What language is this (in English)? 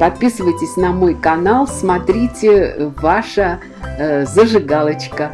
Russian